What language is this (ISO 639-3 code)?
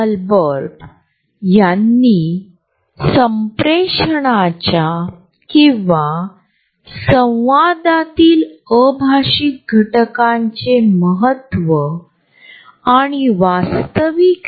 mar